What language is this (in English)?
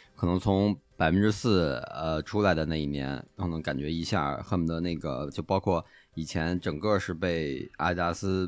Chinese